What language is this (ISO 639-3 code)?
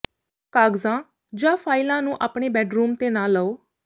pan